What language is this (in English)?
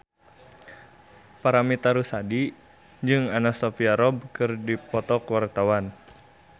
Sundanese